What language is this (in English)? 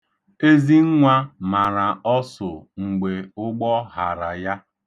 Igbo